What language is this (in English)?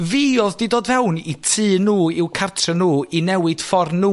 Welsh